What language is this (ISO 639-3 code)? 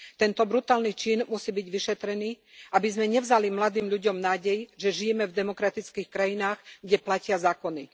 slk